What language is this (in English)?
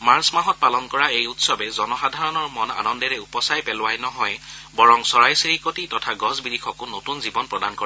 Assamese